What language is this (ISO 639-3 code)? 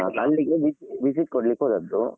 kan